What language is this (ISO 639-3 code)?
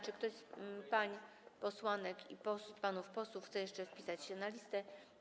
pol